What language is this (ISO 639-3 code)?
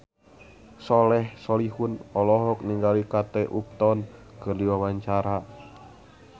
sun